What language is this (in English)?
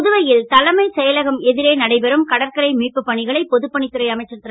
Tamil